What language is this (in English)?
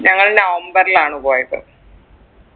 Malayalam